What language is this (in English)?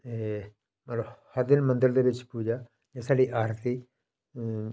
Dogri